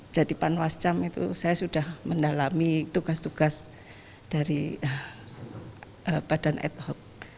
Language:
Indonesian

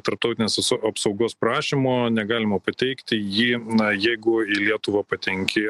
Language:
Lithuanian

